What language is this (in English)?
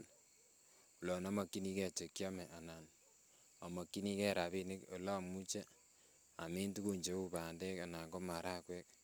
Kalenjin